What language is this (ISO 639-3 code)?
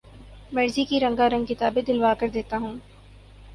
urd